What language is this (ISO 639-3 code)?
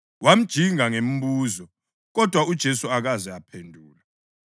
nde